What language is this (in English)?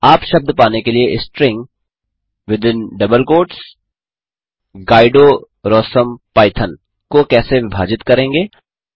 Hindi